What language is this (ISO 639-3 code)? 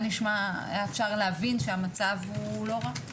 heb